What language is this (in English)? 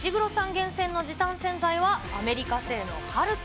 Japanese